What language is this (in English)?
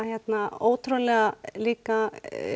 Icelandic